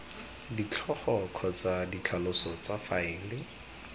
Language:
Tswana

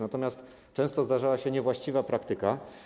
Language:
Polish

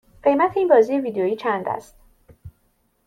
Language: Persian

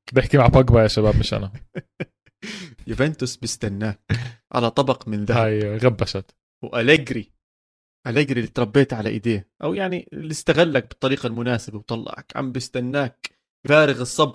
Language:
Arabic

